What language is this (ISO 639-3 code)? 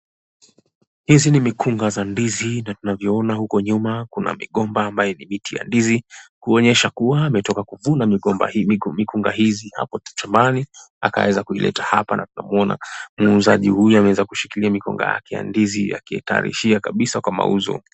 swa